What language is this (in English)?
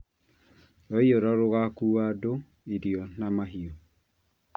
Kikuyu